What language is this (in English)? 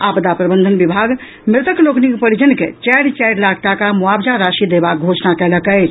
Maithili